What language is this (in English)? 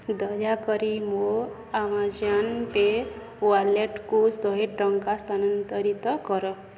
Odia